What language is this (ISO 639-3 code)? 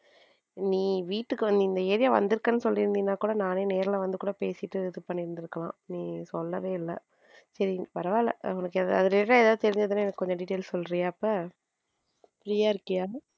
tam